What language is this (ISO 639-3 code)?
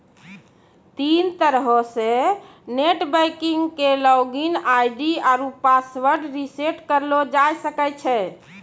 mai